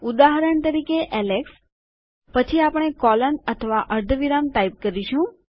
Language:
Gujarati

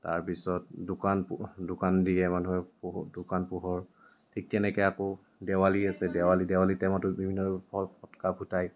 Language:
Assamese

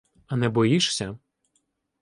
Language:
Ukrainian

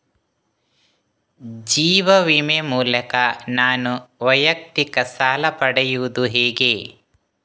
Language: Kannada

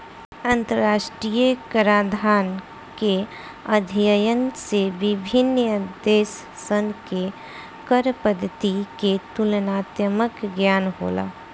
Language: Bhojpuri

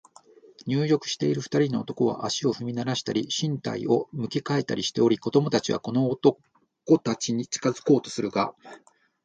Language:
Japanese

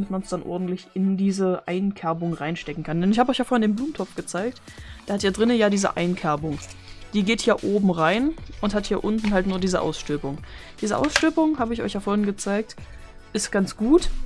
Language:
German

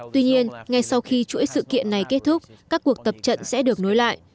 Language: Vietnamese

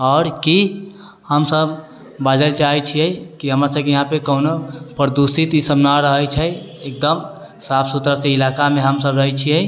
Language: Maithili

